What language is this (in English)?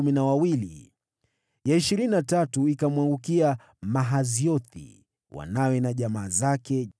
Swahili